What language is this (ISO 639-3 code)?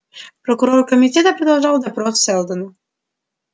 rus